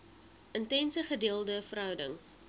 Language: Afrikaans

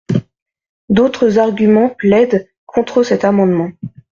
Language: French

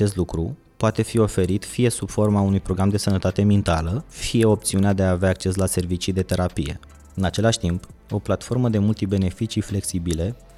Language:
Romanian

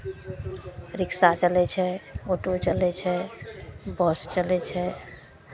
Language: Maithili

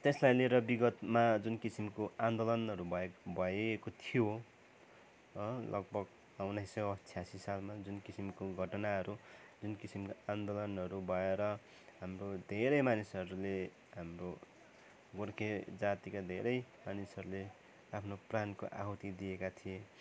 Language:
Nepali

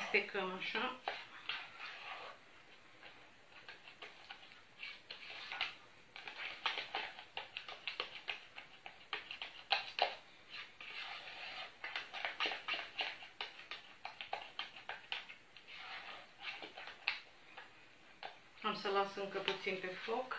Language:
Romanian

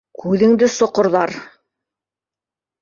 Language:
Bashkir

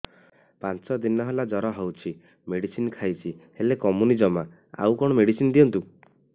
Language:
Odia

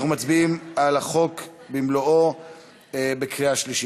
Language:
Hebrew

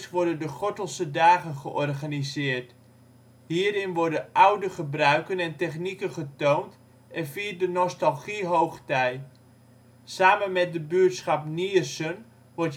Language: Dutch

